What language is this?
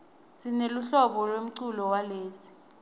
Swati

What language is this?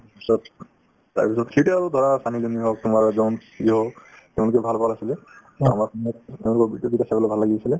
Assamese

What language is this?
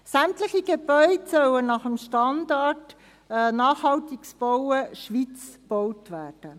Swiss German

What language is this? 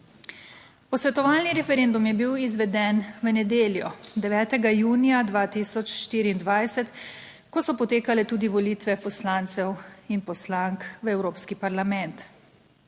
Slovenian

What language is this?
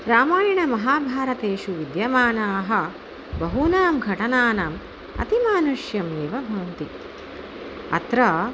Sanskrit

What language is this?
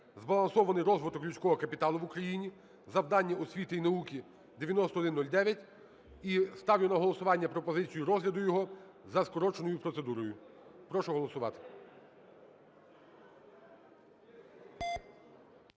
Ukrainian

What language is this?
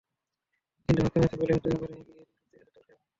Bangla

